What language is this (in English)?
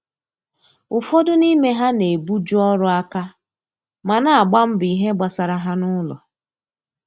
Igbo